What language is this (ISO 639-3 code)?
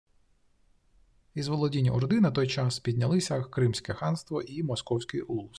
ukr